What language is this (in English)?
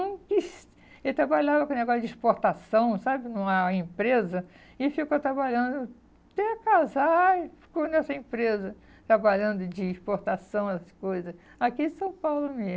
Portuguese